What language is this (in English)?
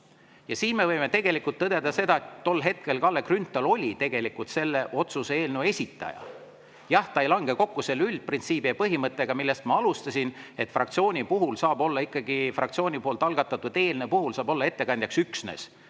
Estonian